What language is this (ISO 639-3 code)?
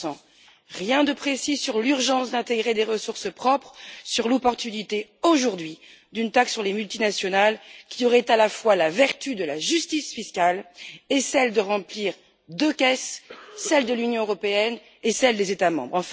fra